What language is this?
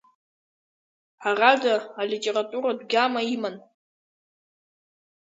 Abkhazian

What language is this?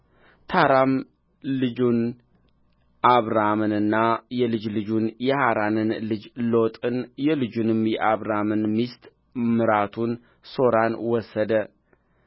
Amharic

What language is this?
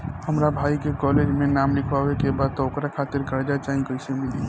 Bhojpuri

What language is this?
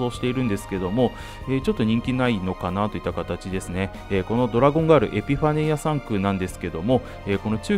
Japanese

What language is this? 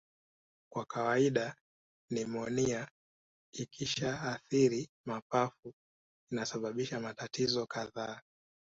Swahili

